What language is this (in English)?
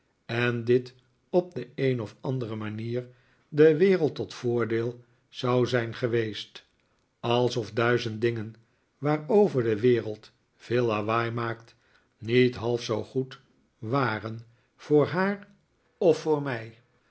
Dutch